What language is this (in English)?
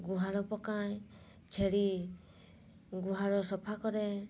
Odia